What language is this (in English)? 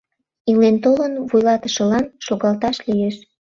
Mari